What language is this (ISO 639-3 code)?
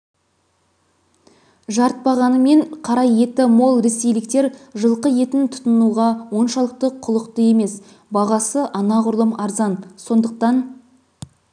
kaz